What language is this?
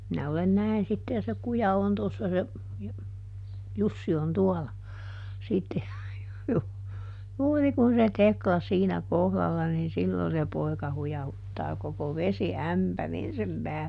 Finnish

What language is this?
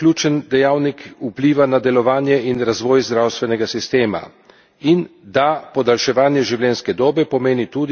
Slovenian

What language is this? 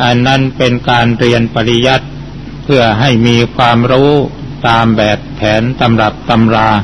Thai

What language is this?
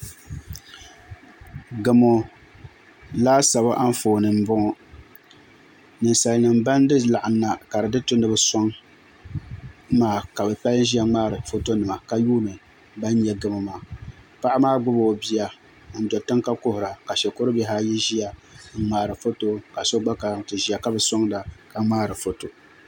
Dagbani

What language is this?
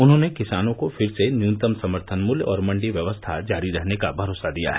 Hindi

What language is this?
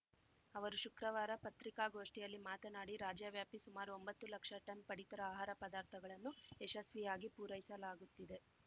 Kannada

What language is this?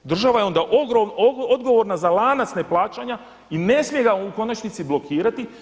Croatian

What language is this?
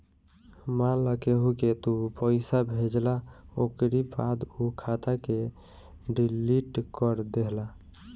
Bhojpuri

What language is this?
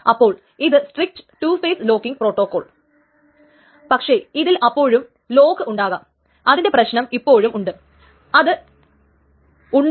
Malayalam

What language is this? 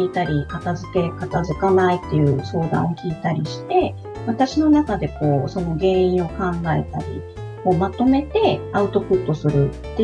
Japanese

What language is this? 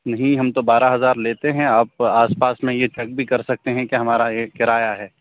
Urdu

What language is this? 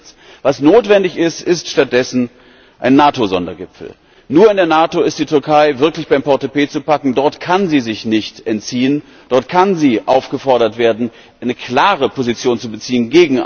German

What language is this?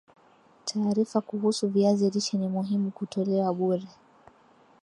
Swahili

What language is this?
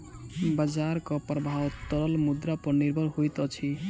Maithili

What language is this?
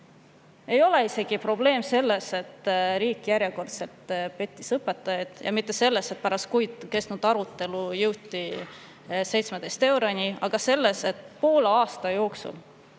Estonian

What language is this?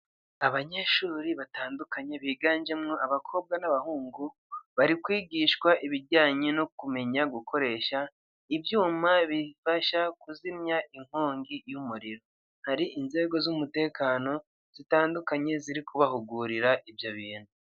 Kinyarwanda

